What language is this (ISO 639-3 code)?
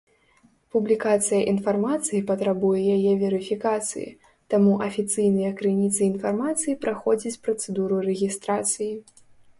bel